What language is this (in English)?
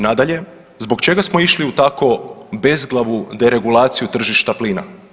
Croatian